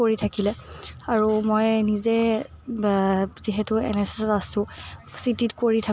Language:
Assamese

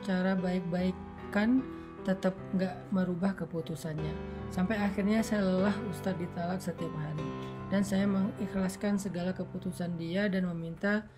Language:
Indonesian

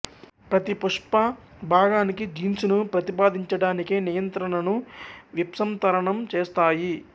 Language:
Telugu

